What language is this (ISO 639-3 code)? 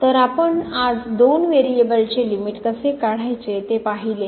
mar